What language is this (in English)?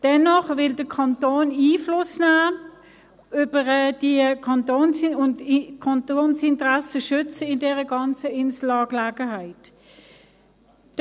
Swiss German